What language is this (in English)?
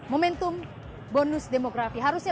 Indonesian